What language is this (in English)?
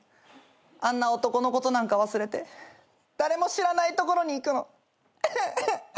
Japanese